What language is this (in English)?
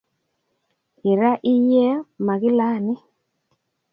Kalenjin